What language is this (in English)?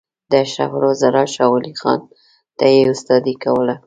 Pashto